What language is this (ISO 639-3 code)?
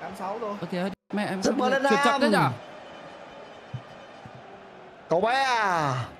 vie